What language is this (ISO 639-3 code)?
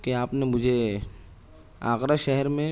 urd